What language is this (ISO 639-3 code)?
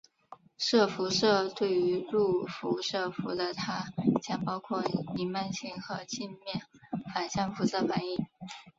zho